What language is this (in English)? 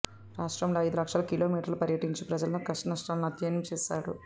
Telugu